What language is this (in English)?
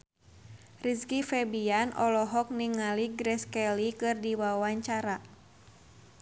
Sundanese